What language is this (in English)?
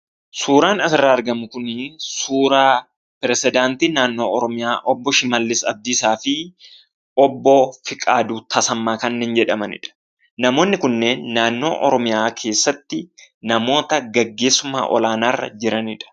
Oromo